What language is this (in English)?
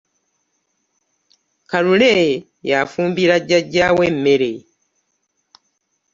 Ganda